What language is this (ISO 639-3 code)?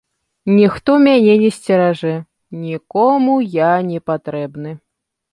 bel